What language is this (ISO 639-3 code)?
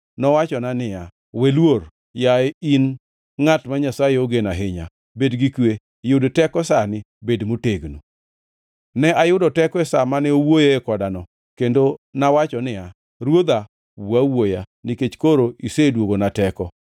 luo